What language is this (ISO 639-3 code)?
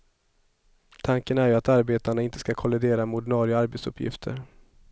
swe